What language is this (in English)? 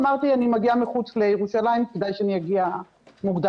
Hebrew